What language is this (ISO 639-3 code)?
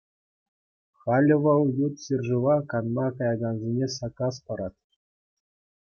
chv